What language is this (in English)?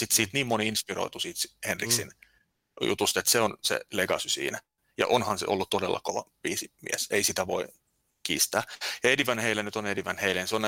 Finnish